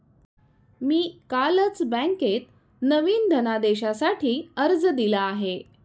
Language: Marathi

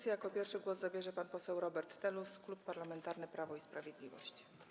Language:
Polish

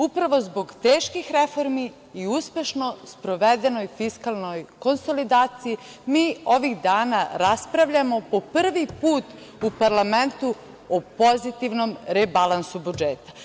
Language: Serbian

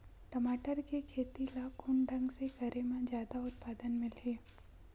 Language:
Chhattisgarhi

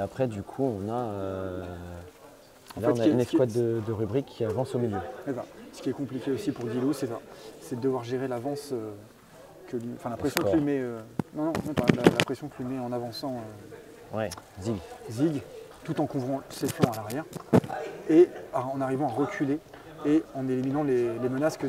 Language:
French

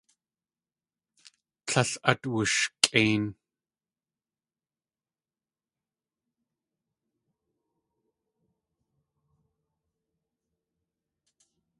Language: Tlingit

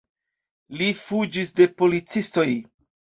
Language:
Esperanto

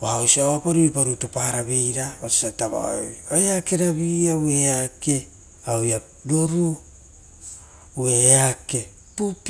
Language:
Rotokas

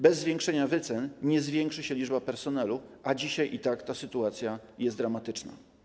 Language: Polish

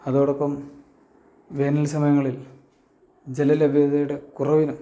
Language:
Malayalam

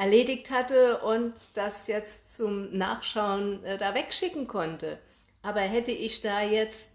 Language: German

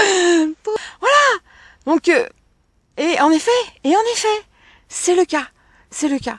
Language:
French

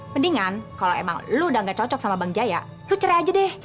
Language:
Indonesian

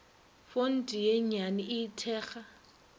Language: Northern Sotho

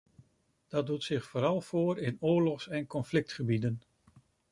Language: Dutch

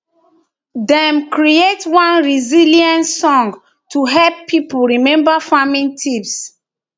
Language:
Nigerian Pidgin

